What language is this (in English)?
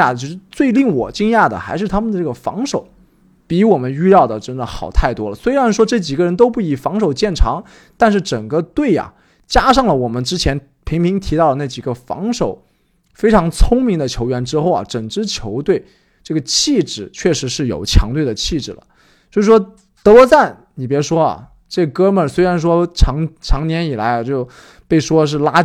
Chinese